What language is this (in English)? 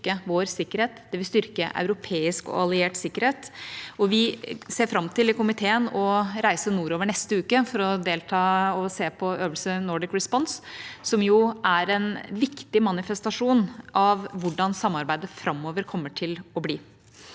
Norwegian